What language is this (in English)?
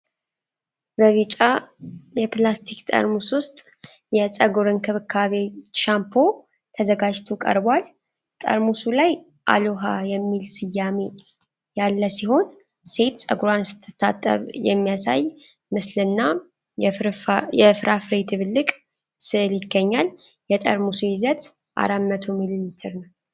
Amharic